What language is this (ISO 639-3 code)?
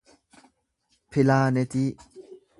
orm